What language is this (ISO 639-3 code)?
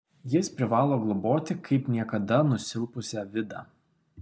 lit